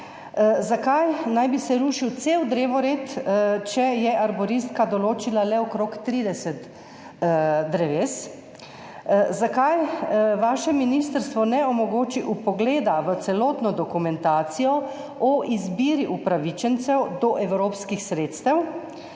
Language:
Slovenian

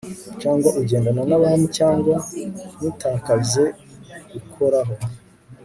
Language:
Kinyarwanda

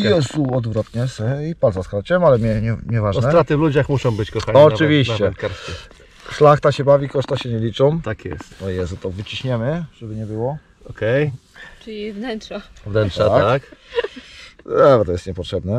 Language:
Polish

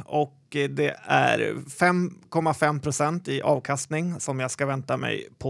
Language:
Swedish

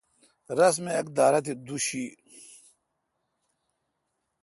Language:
Kalkoti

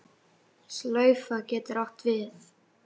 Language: Icelandic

